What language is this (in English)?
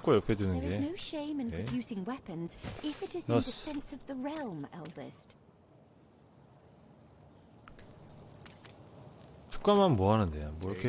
Korean